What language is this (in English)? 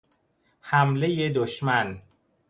Persian